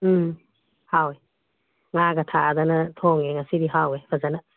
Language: Manipuri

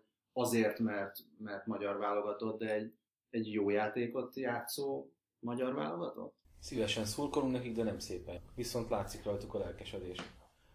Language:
Hungarian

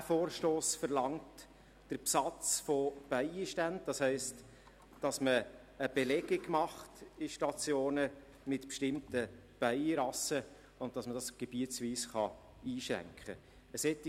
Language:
Swiss German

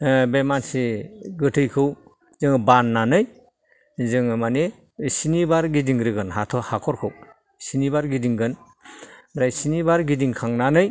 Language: Bodo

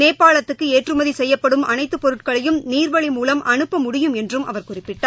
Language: Tamil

